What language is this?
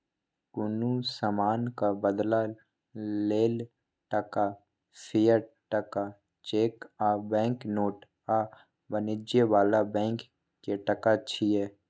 Maithili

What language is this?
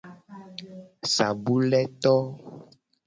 Gen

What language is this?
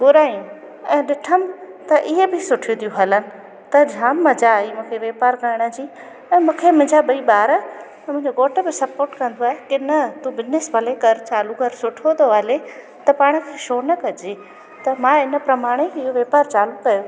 Sindhi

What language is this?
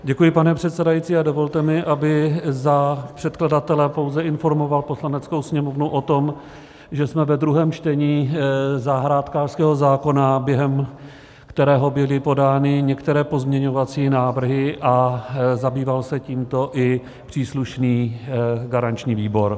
Czech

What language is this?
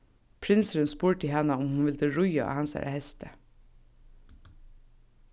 Faroese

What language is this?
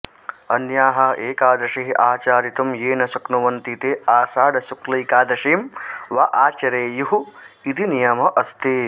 Sanskrit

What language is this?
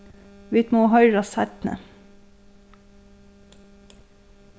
Faroese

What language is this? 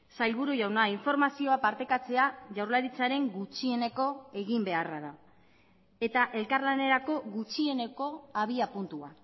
Basque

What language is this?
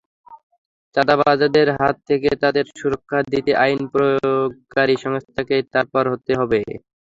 Bangla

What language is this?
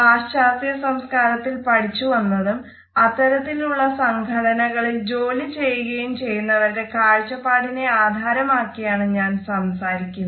Malayalam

